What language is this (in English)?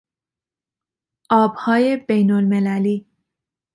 Persian